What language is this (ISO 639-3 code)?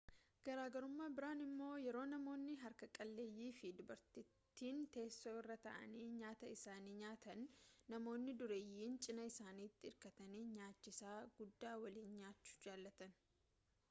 orm